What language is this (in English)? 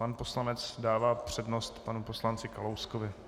Czech